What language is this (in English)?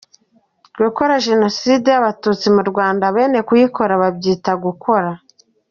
Kinyarwanda